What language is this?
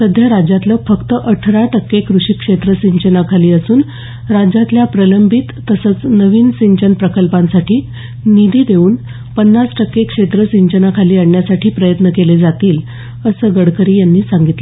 Marathi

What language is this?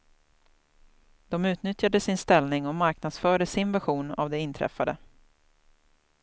Swedish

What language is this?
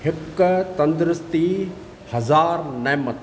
Sindhi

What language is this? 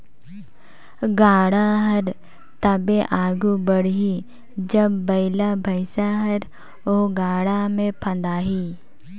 Chhattisgarhi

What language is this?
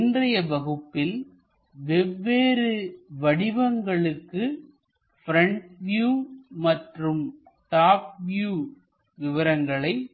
Tamil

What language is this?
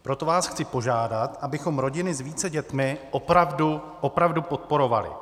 Czech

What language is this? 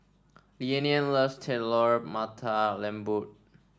English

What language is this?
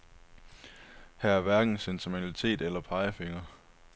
Danish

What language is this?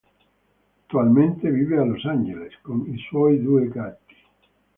Italian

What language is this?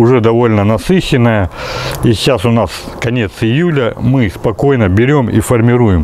Russian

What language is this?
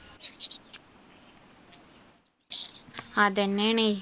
Malayalam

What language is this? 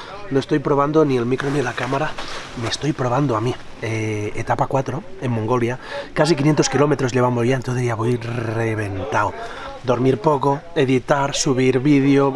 Spanish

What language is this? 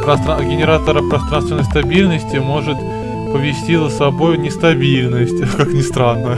Russian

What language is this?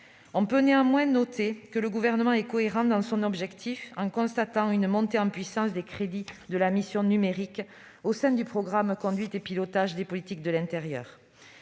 French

